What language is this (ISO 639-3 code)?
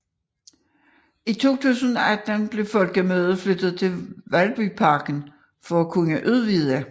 dan